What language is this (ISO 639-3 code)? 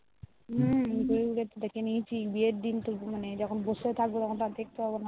ben